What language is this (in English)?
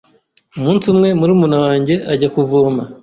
Kinyarwanda